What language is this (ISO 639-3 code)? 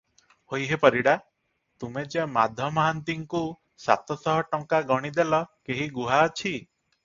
ori